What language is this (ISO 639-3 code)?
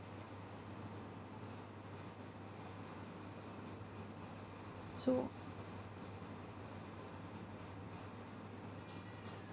eng